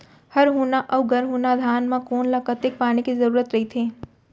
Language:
Chhattisgarhi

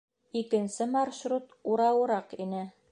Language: Bashkir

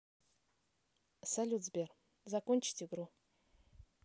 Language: Russian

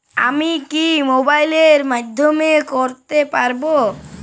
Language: Bangla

